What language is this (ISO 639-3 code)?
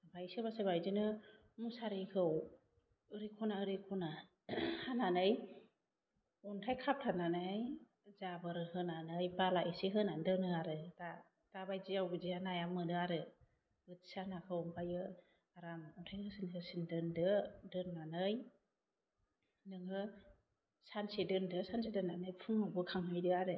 brx